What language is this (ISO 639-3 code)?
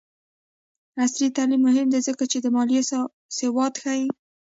pus